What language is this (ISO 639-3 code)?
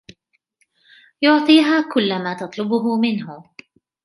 ara